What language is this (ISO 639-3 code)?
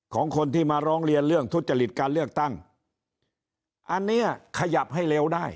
tha